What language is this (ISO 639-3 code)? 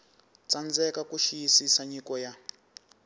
tso